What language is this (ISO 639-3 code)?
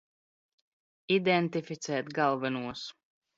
lav